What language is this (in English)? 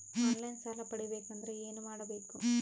Kannada